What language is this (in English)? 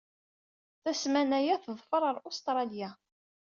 Kabyle